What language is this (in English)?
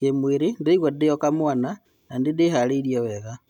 Kikuyu